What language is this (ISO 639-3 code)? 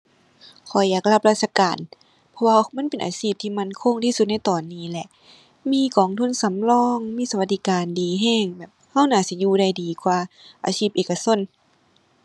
tha